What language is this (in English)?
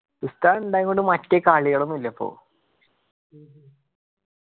Malayalam